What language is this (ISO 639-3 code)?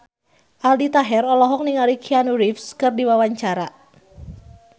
sun